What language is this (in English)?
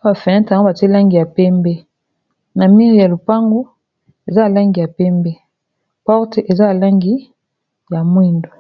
Lingala